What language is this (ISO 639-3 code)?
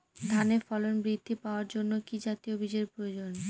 ben